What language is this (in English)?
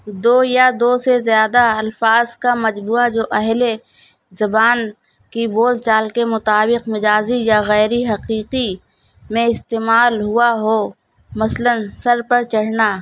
Urdu